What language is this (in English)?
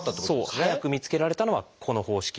Japanese